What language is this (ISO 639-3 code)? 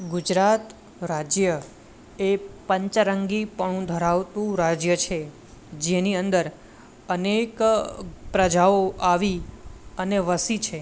guj